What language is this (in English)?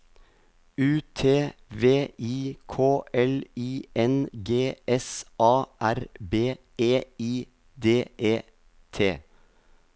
Norwegian